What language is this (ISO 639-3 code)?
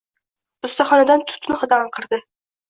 uzb